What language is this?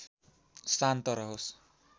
Nepali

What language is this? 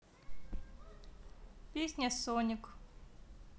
Russian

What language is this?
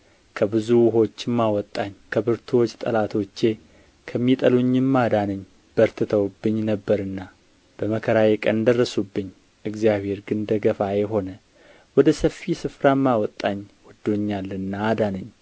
Amharic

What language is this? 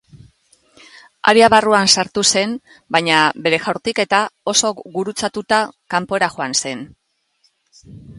Basque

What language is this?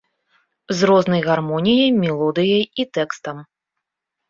Belarusian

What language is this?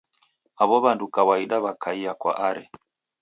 Taita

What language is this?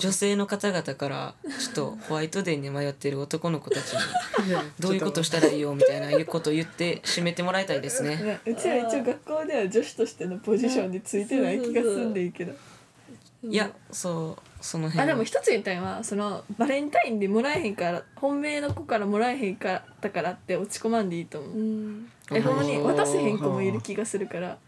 Japanese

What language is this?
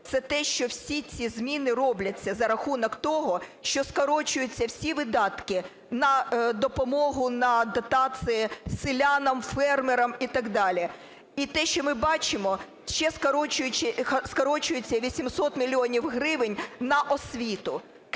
Ukrainian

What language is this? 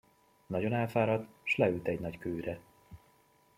Hungarian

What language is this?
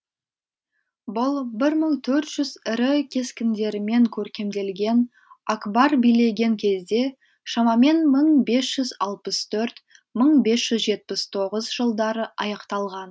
Kazakh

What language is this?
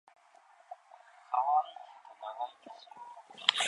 Japanese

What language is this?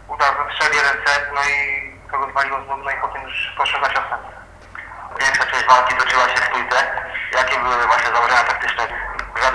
Polish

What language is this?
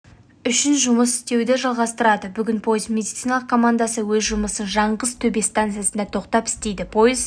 Kazakh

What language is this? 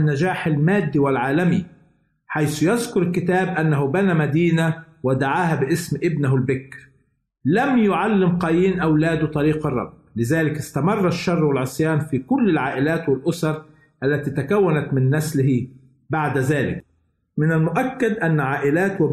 Arabic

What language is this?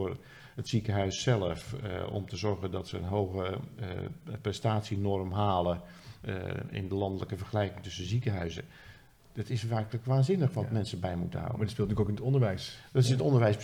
Dutch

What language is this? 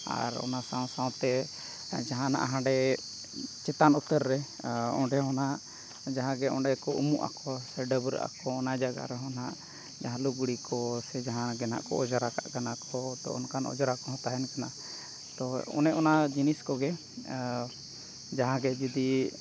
Santali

